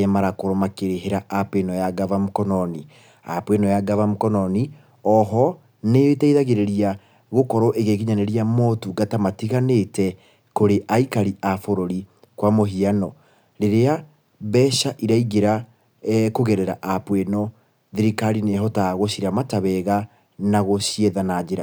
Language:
Kikuyu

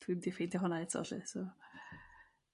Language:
Welsh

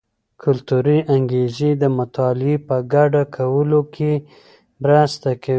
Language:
Pashto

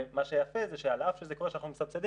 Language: Hebrew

